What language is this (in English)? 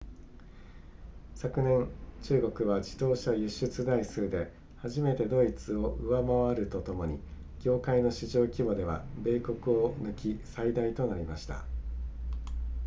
Japanese